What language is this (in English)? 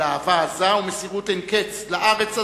Hebrew